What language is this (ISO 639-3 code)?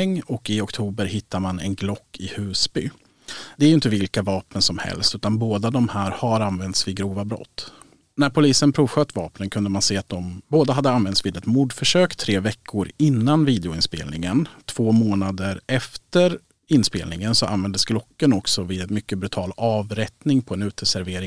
swe